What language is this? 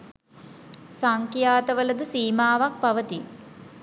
Sinhala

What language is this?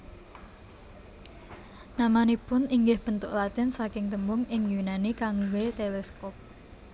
Javanese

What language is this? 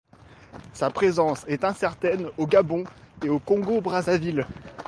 French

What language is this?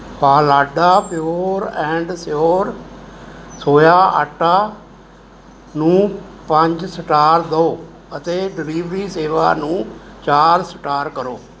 Punjabi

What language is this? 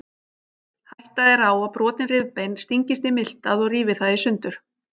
Icelandic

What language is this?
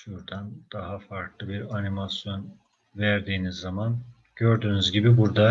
Turkish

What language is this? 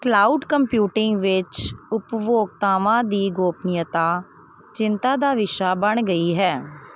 Punjabi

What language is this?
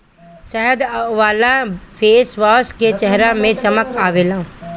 Bhojpuri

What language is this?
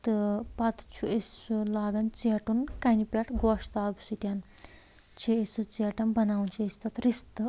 Kashmiri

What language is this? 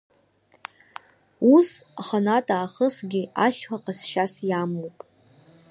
Abkhazian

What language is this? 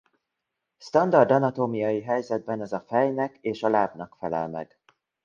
Hungarian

